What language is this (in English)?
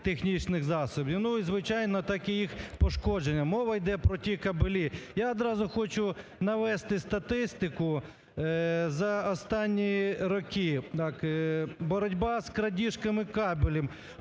Ukrainian